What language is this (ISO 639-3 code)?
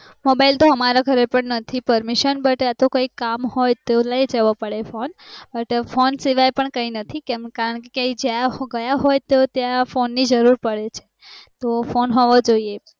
guj